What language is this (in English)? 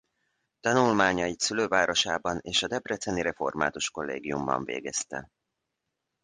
Hungarian